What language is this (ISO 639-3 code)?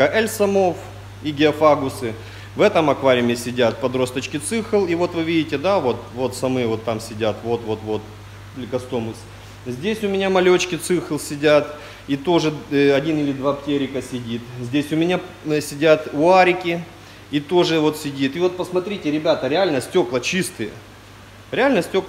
rus